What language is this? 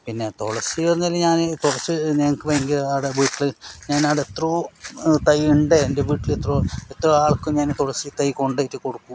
Malayalam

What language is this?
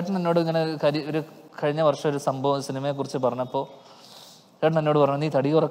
Korean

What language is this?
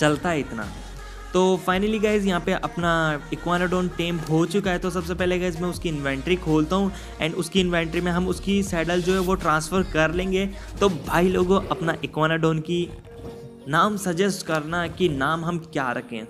Hindi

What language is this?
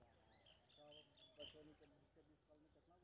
Maithili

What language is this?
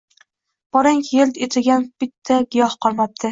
Uzbek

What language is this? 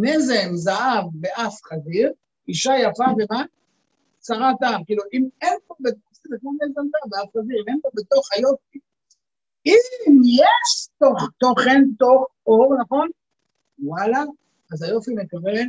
Hebrew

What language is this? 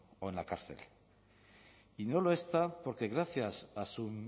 Spanish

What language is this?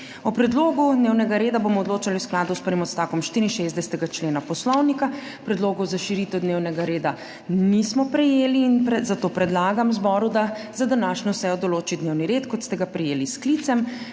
Slovenian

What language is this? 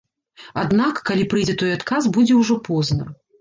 Belarusian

